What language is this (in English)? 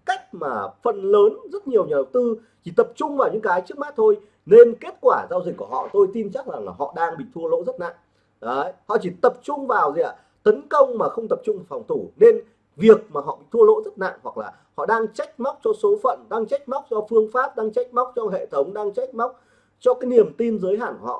Vietnamese